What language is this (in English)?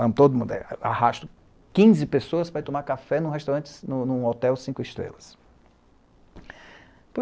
Portuguese